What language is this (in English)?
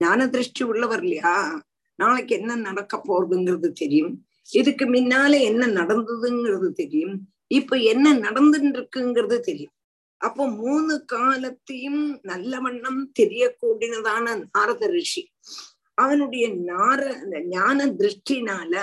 Tamil